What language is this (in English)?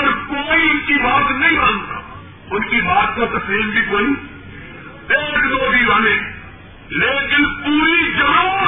Urdu